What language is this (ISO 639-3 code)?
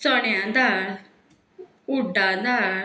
kok